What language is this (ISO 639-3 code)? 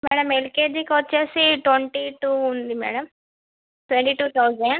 tel